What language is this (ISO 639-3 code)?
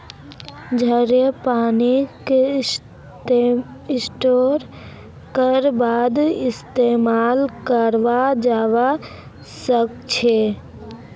mag